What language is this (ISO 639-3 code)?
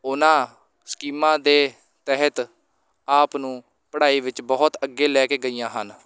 pan